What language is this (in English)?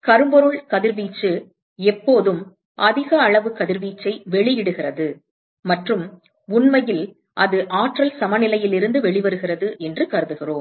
Tamil